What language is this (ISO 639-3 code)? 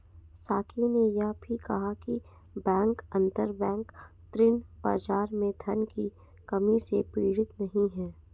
hin